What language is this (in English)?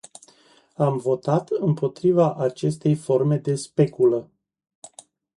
Romanian